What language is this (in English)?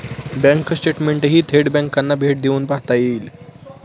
Marathi